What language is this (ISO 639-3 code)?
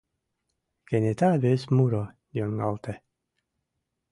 chm